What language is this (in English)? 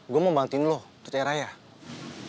Indonesian